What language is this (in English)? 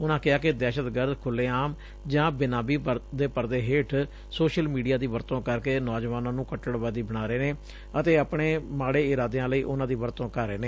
Punjabi